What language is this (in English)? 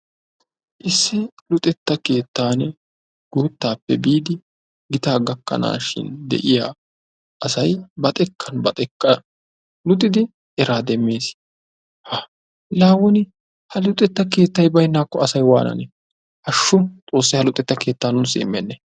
Wolaytta